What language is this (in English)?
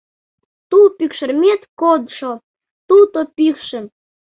Mari